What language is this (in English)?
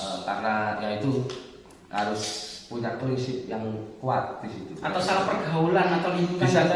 Indonesian